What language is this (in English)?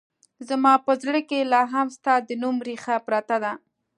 Pashto